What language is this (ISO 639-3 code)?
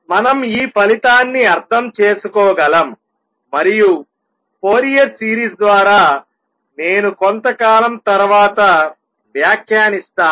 tel